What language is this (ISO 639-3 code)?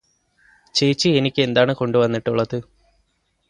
mal